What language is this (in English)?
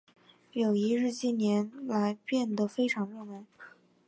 Chinese